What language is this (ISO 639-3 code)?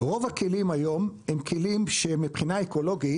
heb